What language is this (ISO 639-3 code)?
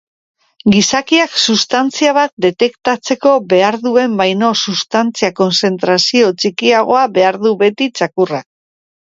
eus